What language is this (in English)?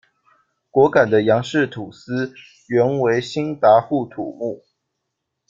Chinese